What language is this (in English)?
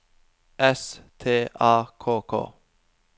Norwegian